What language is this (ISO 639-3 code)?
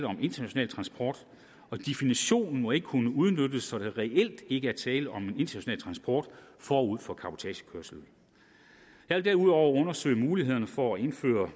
dan